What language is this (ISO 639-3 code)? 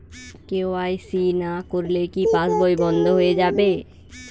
ben